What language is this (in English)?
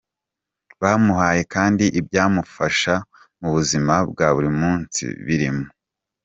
Kinyarwanda